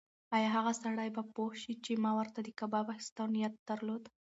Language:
Pashto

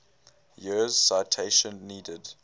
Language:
English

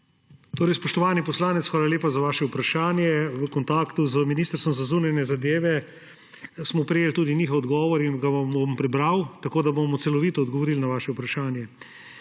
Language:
Slovenian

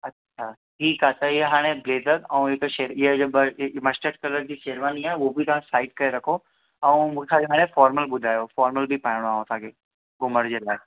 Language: Sindhi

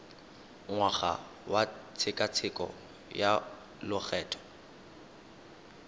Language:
Tswana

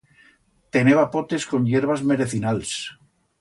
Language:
Aragonese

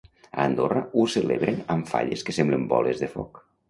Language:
Catalan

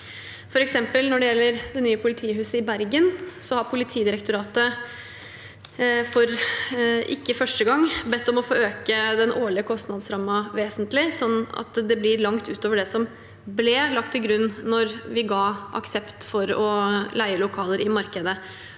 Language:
Norwegian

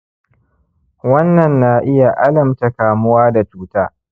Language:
Hausa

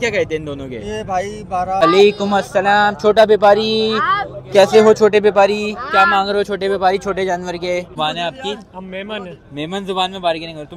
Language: Hindi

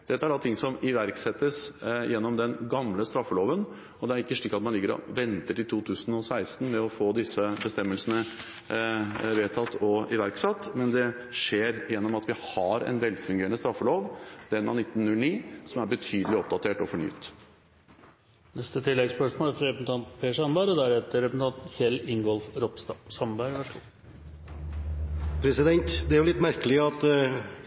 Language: Norwegian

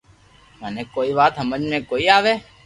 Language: Loarki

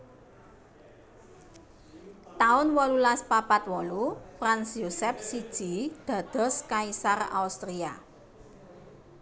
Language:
Javanese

